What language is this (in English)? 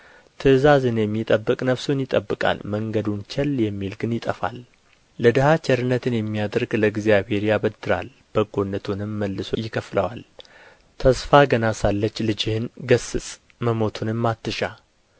Amharic